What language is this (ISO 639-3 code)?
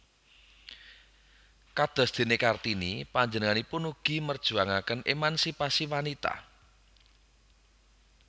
jav